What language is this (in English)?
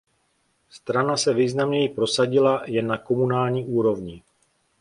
Czech